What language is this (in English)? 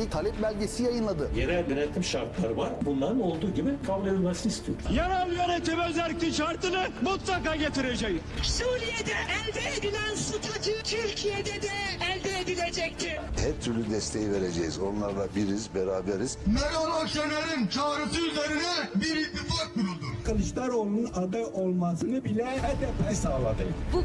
Turkish